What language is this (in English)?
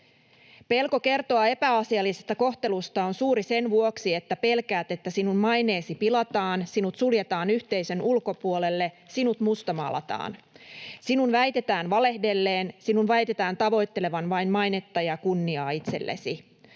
Finnish